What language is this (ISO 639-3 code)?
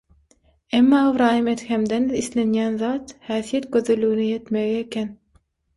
tuk